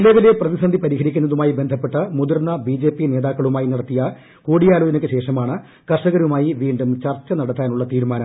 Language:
Malayalam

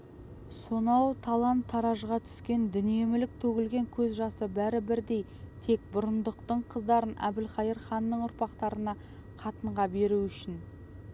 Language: Kazakh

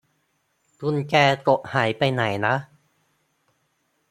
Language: Thai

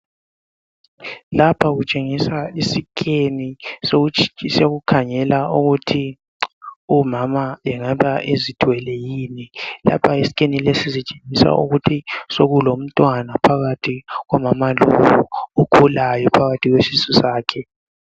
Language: North Ndebele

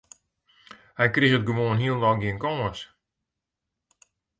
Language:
Western Frisian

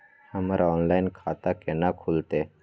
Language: Maithili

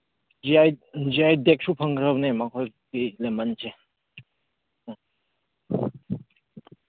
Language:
Manipuri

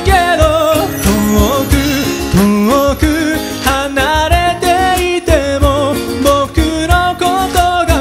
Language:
Japanese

